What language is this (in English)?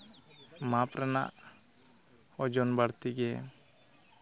Santali